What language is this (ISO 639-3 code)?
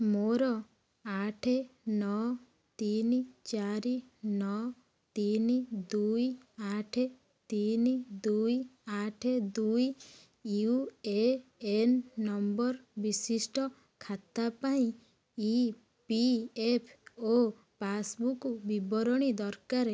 ori